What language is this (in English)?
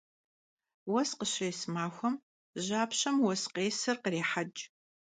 Kabardian